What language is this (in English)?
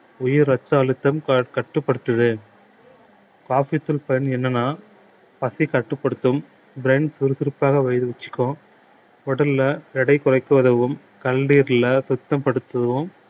Tamil